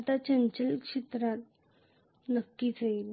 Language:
Marathi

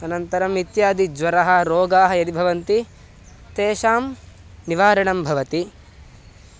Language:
Sanskrit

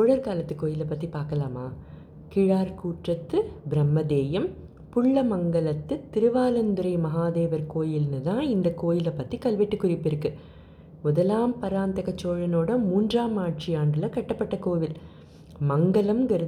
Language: Tamil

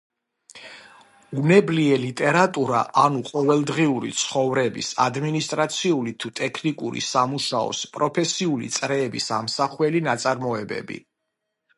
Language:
Georgian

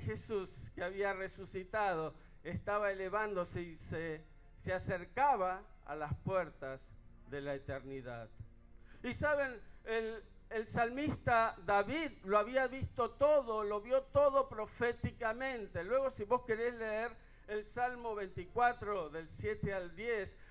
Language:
Spanish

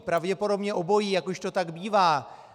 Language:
Czech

